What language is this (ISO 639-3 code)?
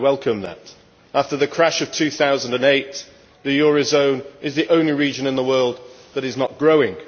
eng